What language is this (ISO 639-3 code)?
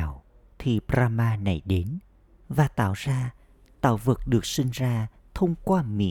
vie